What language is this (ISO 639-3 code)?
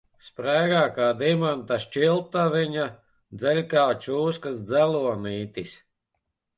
lav